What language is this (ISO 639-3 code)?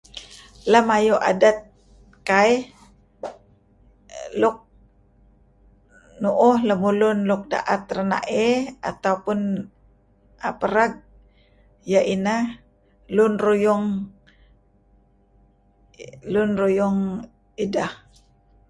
kzi